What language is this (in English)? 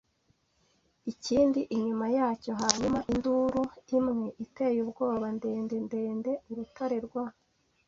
Kinyarwanda